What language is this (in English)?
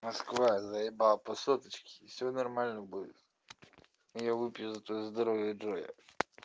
Russian